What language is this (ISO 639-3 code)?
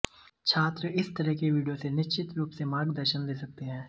hin